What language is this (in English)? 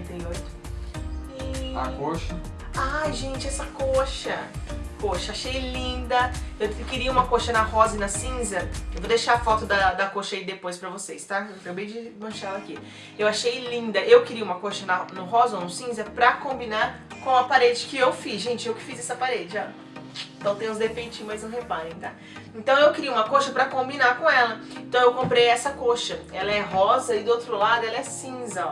Portuguese